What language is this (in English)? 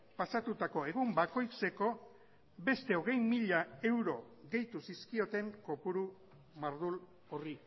Basque